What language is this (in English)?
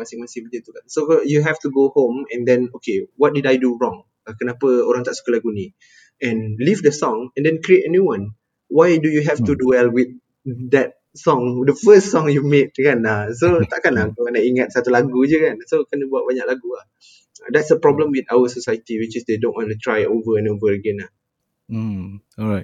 Malay